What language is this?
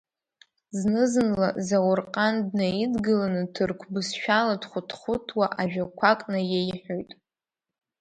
Abkhazian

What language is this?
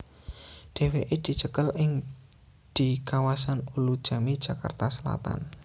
Javanese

